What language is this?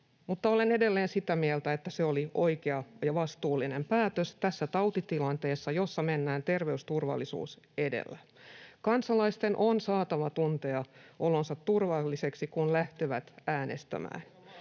Finnish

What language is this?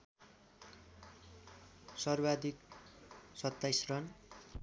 Nepali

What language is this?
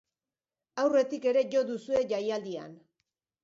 Basque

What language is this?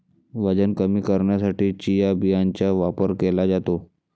Marathi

